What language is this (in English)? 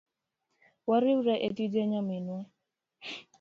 Luo (Kenya and Tanzania)